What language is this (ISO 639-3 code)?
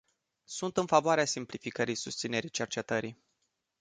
ron